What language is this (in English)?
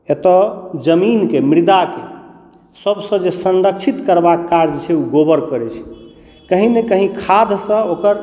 Maithili